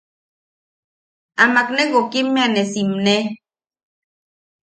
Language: Yaqui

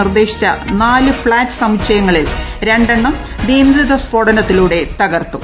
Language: Malayalam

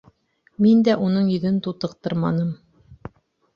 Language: Bashkir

